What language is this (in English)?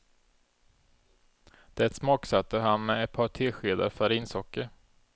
Swedish